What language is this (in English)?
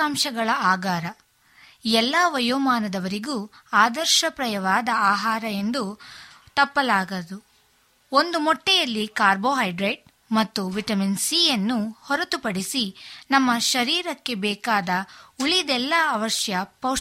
Kannada